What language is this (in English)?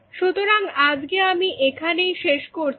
Bangla